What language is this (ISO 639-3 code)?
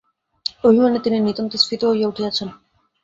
ben